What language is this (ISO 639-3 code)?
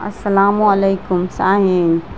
urd